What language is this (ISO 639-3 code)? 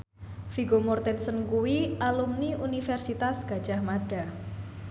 jav